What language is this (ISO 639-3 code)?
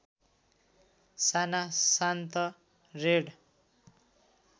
nep